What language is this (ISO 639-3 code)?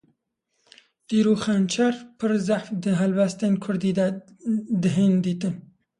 kur